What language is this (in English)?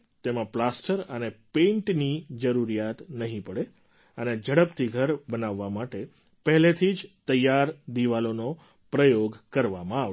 Gujarati